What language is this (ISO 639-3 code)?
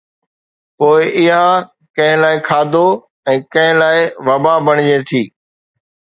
snd